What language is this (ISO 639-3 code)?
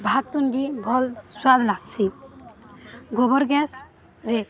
ori